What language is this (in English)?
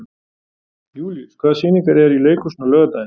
Icelandic